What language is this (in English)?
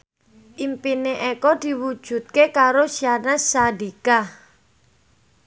Javanese